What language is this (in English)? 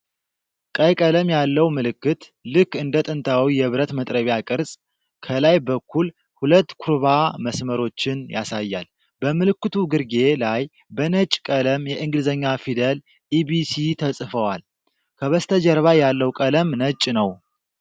Amharic